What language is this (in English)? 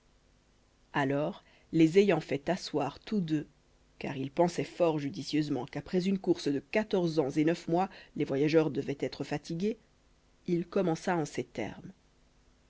French